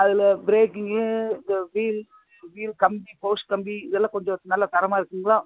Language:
Tamil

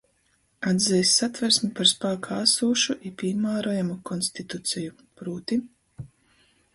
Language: Latgalian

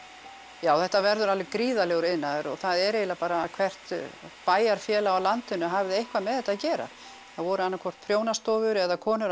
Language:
Icelandic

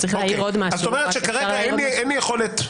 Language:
Hebrew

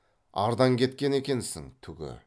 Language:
Kazakh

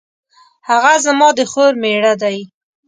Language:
Pashto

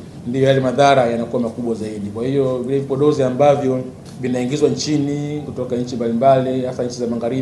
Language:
Swahili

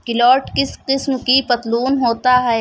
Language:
Urdu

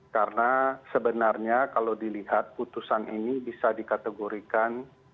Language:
Indonesian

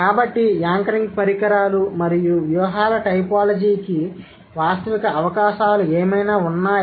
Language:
Telugu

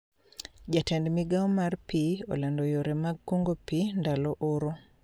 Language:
Luo (Kenya and Tanzania)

